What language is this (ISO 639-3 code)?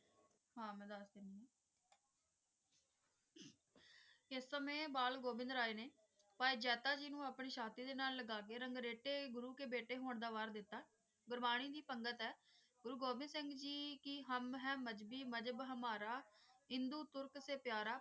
pan